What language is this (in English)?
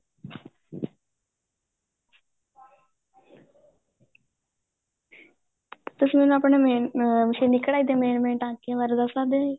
Punjabi